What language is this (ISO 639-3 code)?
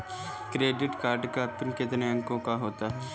hin